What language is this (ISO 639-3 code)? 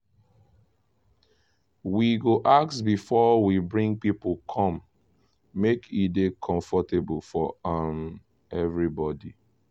pcm